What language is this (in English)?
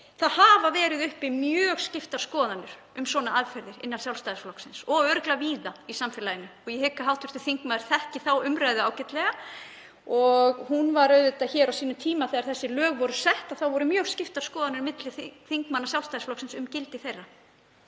Icelandic